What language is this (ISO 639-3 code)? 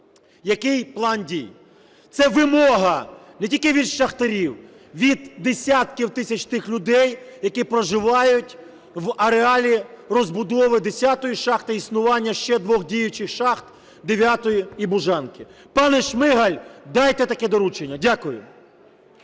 ukr